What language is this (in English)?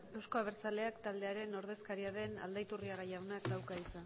Basque